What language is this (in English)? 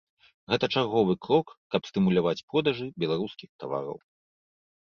Belarusian